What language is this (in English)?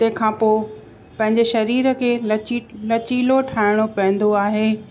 Sindhi